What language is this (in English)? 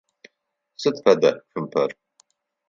Adyghe